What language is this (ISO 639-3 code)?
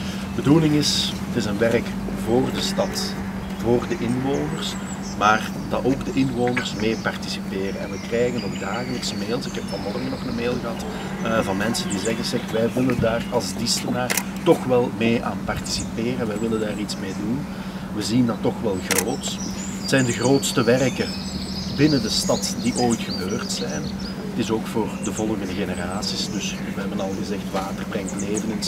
nld